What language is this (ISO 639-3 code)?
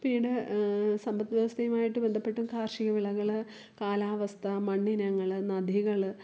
mal